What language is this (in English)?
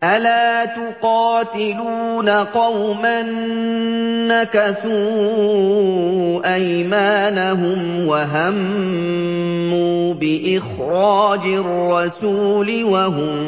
Arabic